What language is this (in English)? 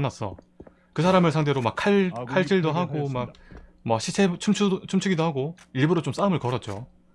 Korean